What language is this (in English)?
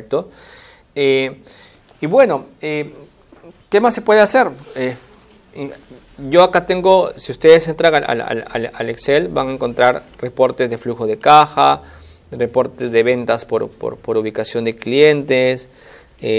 Spanish